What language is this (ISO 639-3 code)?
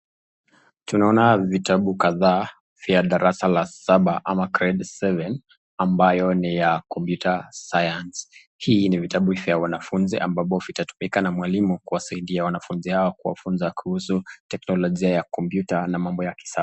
swa